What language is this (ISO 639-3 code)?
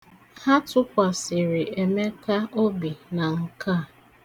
ibo